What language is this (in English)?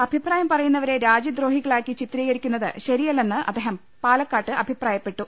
Malayalam